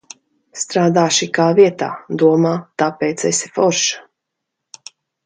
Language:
Latvian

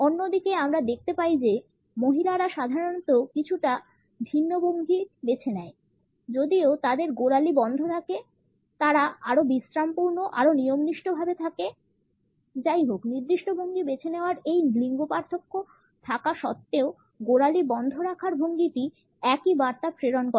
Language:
Bangla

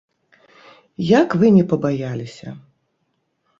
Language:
Belarusian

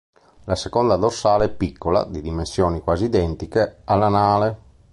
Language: Italian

